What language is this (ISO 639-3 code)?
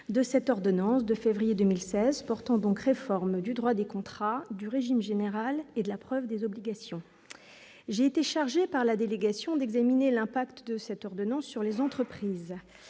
fra